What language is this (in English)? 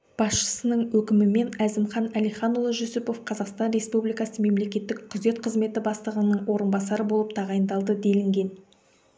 Kazakh